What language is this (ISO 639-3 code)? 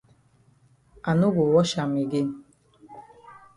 wes